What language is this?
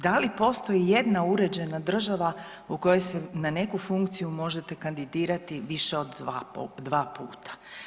Croatian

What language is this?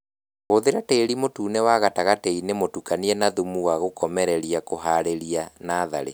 Kikuyu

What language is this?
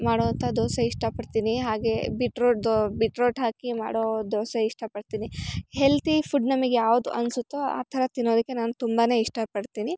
Kannada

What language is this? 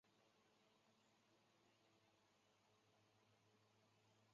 Chinese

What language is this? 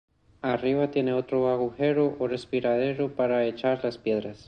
Spanish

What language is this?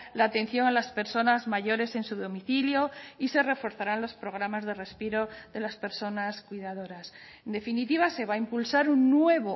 Spanish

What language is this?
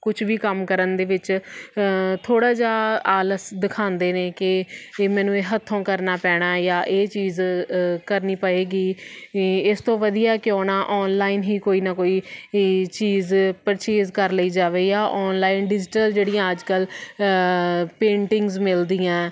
Punjabi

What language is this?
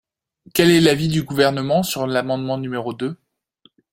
French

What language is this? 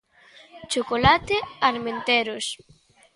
Galician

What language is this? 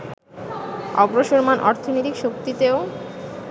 Bangla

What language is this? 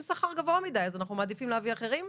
Hebrew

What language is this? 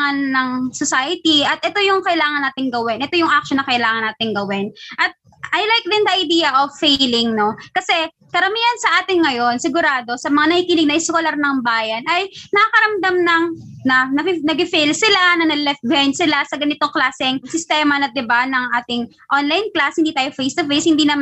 Filipino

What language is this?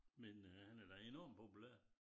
Danish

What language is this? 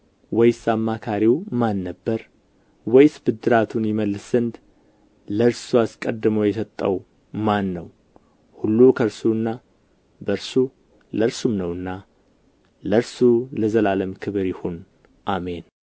Amharic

